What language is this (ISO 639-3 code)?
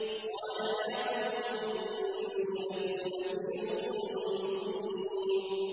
ara